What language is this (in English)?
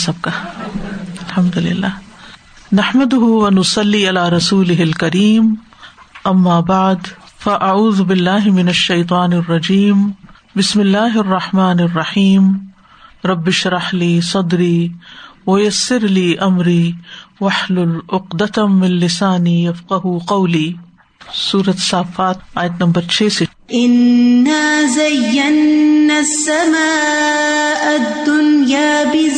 Urdu